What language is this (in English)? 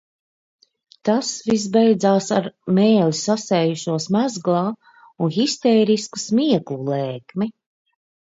Latvian